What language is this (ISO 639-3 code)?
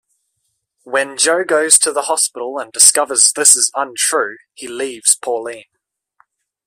eng